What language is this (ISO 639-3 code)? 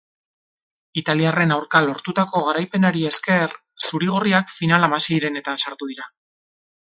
eus